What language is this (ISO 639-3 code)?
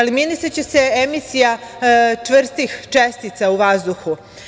srp